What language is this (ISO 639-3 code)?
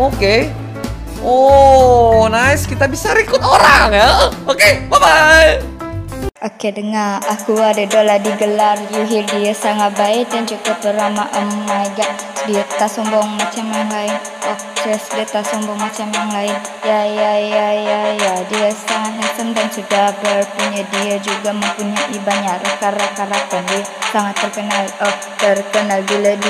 ind